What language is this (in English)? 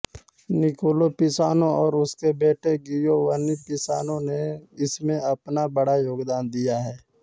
Hindi